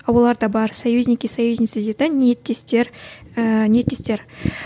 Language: Kazakh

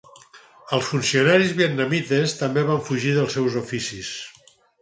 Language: Catalan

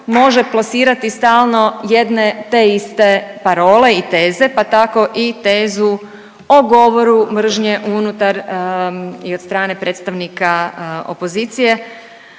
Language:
Croatian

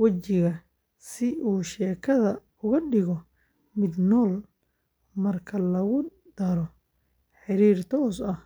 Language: Somali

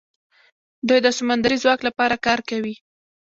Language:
Pashto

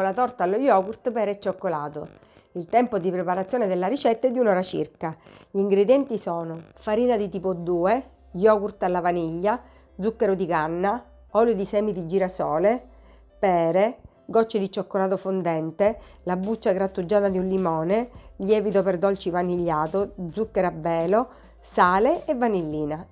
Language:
Italian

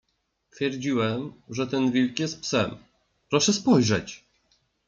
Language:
Polish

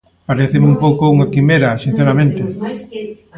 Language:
Galician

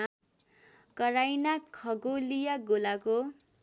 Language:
Nepali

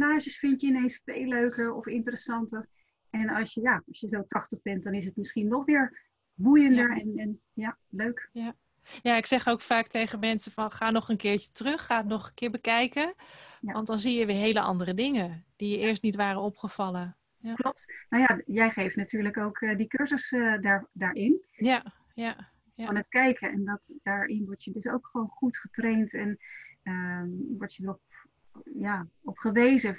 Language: Dutch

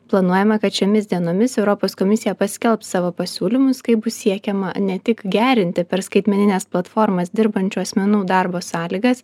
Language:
Lithuanian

